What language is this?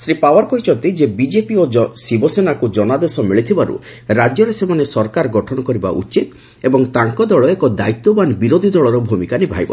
Odia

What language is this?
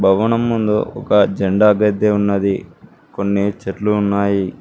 Telugu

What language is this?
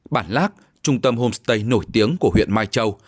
Vietnamese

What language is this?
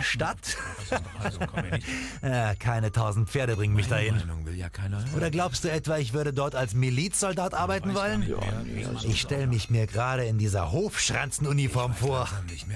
German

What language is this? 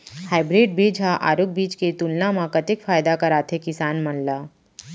Chhattisgarhi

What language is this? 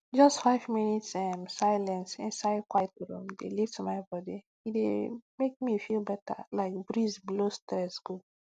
Nigerian Pidgin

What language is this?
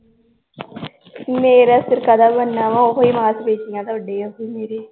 Punjabi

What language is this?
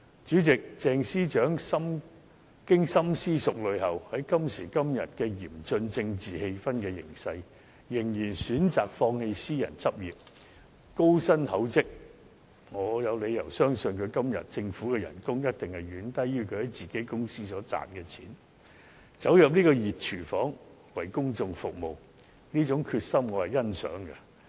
Cantonese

